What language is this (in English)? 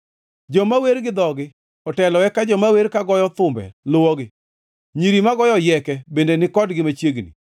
Luo (Kenya and Tanzania)